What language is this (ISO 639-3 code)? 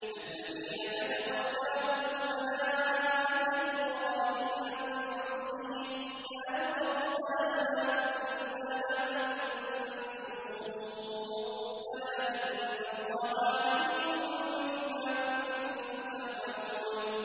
ara